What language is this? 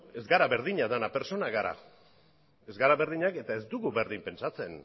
Basque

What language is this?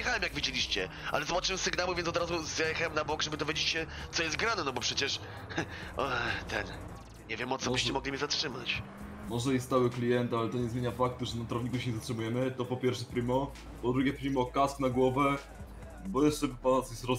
Polish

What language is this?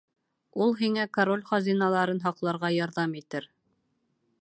Bashkir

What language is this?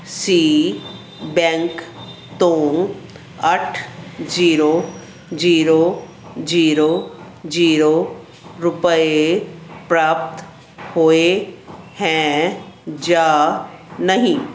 Punjabi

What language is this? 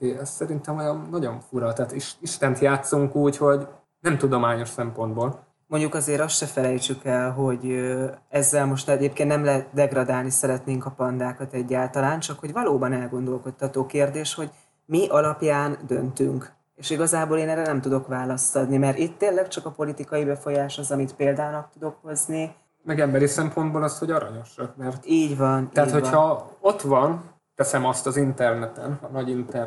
Hungarian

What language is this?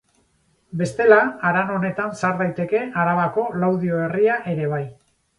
Basque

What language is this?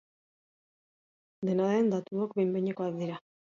Basque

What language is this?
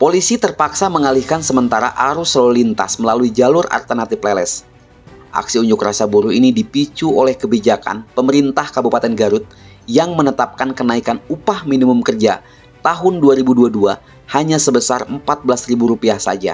Indonesian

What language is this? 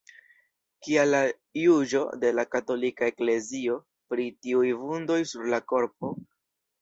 Esperanto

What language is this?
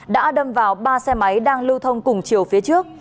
Vietnamese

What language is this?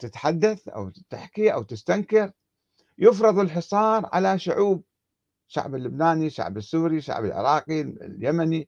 Arabic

